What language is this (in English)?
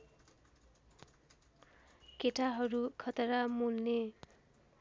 Nepali